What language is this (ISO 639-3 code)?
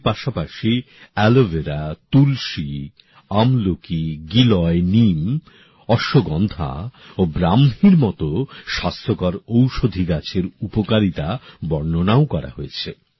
ben